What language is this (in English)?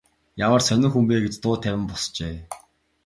Mongolian